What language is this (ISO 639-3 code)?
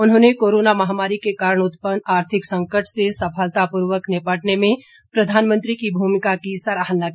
hin